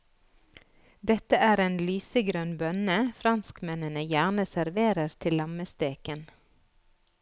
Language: Norwegian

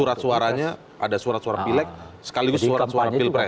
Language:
Indonesian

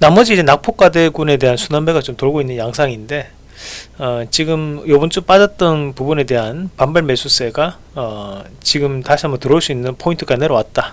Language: Korean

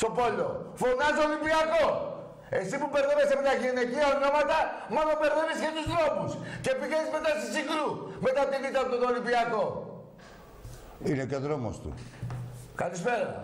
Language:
Greek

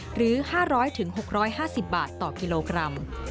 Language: Thai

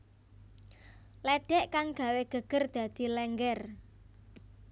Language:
Javanese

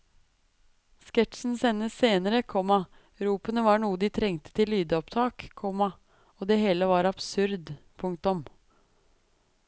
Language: Norwegian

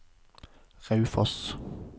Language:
Norwegian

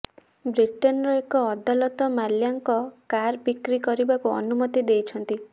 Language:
Odia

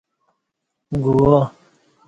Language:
Kati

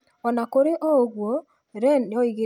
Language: Kikuyu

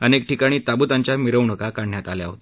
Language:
Marathi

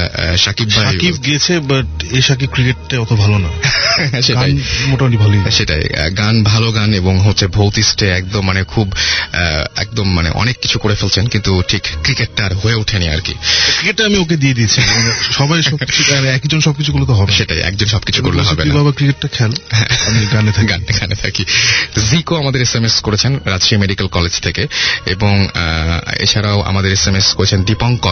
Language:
Bangla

